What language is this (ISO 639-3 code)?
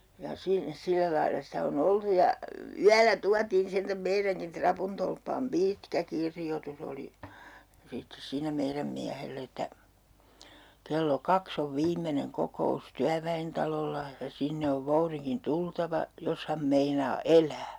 fin